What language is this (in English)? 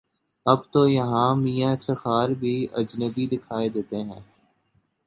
Urdu